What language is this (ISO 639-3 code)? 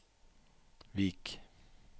nor